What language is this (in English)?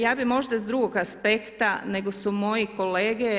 Croatian